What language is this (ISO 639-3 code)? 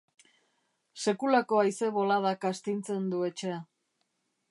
eus